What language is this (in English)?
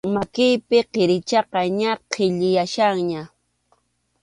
Arequipa-La Unión Quechua